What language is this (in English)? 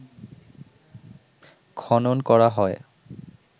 Bangla